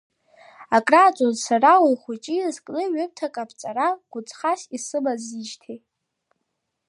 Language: Abkhazian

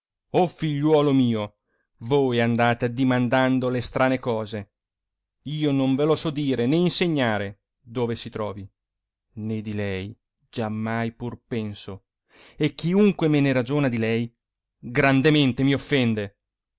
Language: Italian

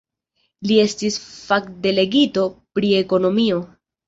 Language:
Esperanto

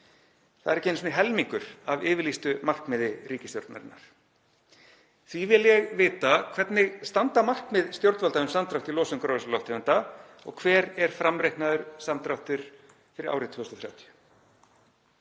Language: Icelandic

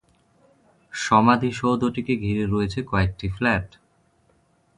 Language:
Bangla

